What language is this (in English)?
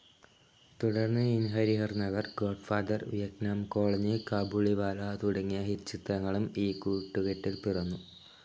Malayalam